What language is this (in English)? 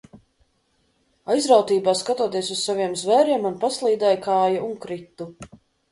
Latvian